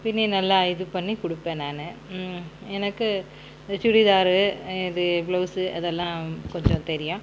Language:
Tamil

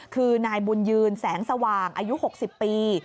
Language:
Thai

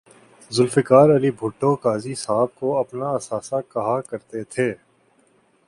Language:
Urdu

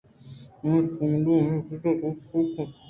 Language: Eastern Balochi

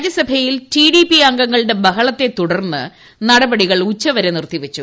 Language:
Malayalam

